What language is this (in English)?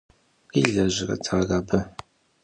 Kabardian